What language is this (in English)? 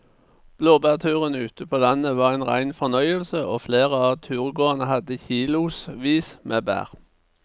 Norwegian